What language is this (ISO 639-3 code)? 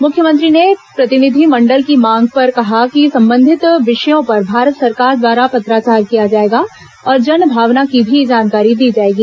hin